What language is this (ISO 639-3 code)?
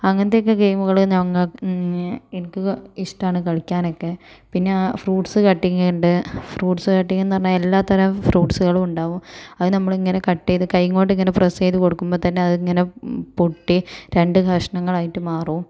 mal